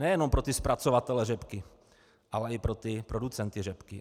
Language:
Czech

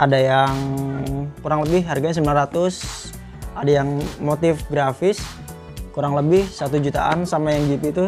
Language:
Indonesian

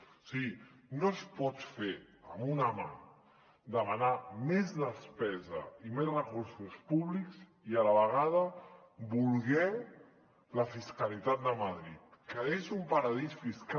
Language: Catalan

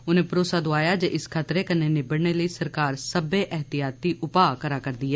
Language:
Dogri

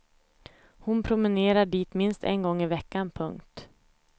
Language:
Swedish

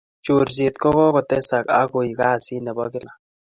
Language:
Kalenjin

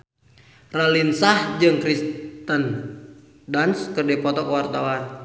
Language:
Sundanese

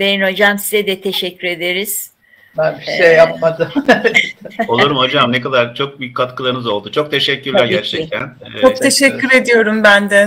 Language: Turkish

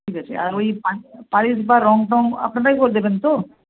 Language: Bangla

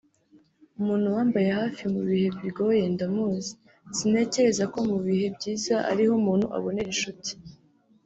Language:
Kinyarwanda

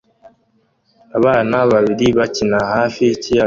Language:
Kinyarwanda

